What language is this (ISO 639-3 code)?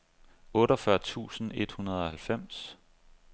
dan